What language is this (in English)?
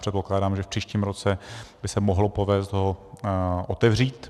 Czech